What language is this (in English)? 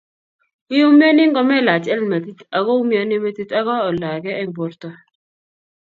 Kalenjin